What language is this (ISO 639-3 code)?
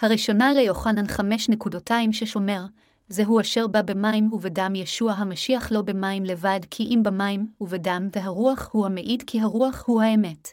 heb